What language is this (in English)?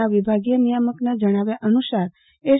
Gujarati